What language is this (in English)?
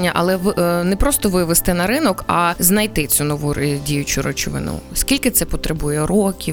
Ukrainian